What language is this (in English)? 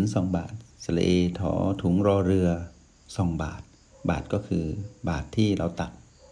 Thai